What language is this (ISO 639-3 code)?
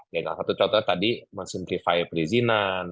ind